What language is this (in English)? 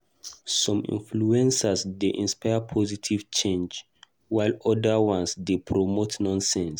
Nigerian Pidgin